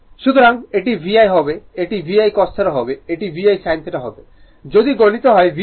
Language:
Bangla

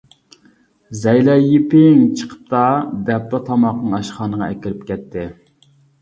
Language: Uyghur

